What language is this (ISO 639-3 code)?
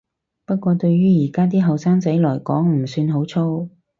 yue